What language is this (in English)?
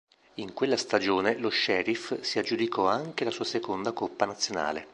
Italian